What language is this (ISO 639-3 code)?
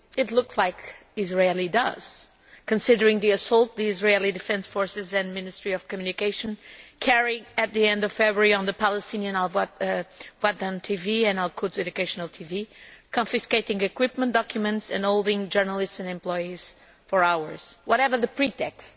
eng